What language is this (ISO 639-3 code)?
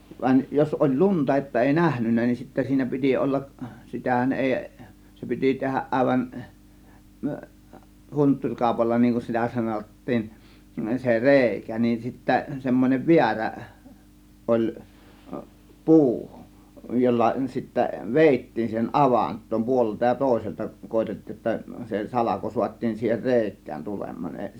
fin